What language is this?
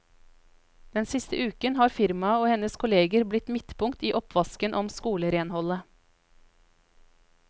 Norwegian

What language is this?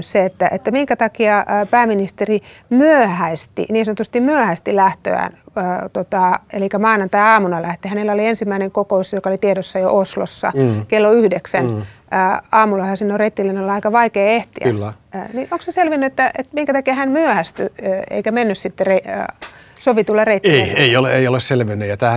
Finnish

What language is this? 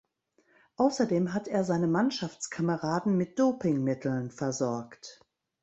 German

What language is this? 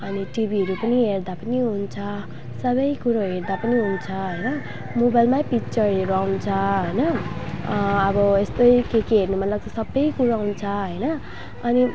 Nepali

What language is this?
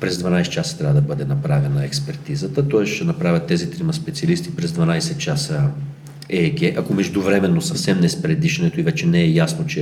Bulgarian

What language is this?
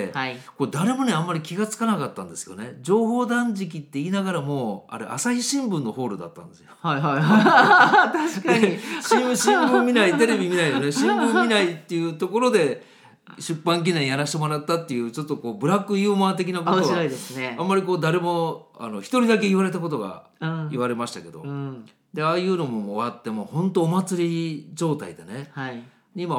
Japanese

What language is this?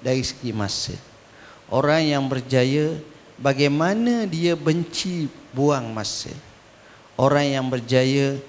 Malay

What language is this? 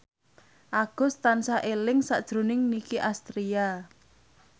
Javanese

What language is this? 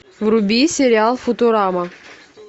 Russian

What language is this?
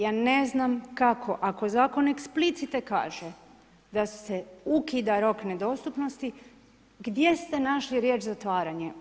Croatian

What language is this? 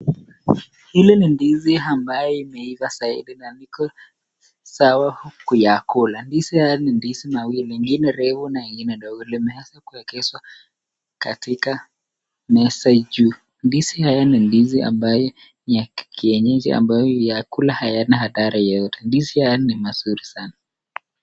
Swahili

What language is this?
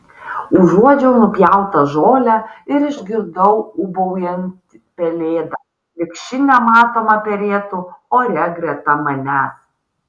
Lithuanian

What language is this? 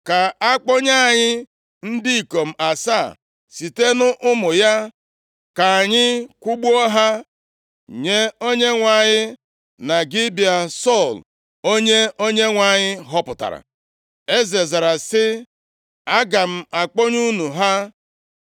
Igbo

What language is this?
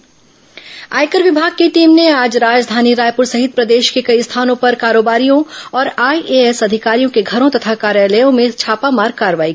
Hindi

